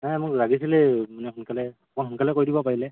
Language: Assamese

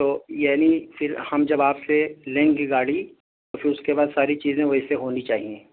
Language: Urdu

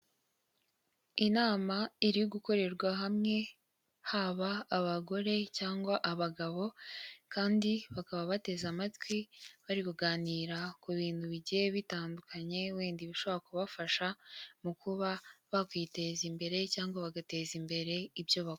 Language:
Kinyarwanda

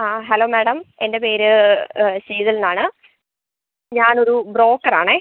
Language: Malayalam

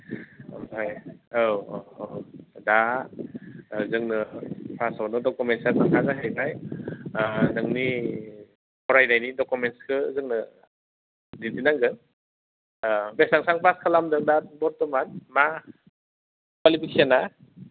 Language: Bodo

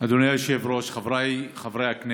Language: Hebrew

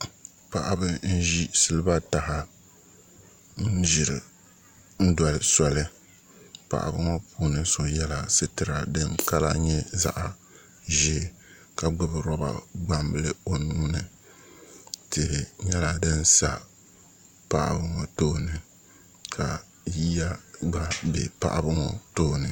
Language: Dagbani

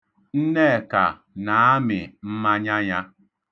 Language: Igbo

